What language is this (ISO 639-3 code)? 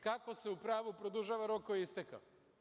srp